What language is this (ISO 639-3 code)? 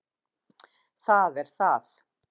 isl